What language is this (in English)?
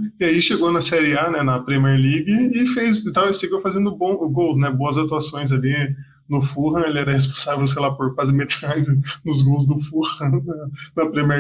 Portuguese